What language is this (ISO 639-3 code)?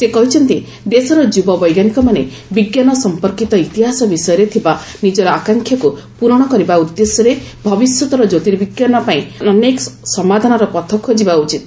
ori